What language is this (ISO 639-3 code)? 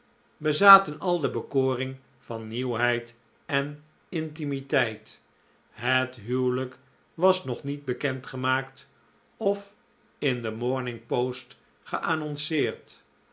nld